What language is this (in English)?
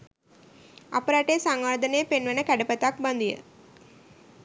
Sinhala